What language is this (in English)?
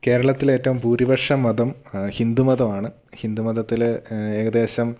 Malayalam